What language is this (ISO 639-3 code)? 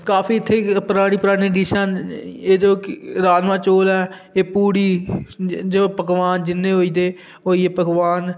doi